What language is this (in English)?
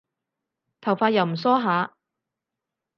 Cantonese